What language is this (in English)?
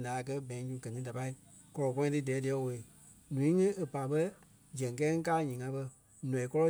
Kpelle